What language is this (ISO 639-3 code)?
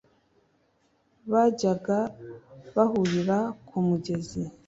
kin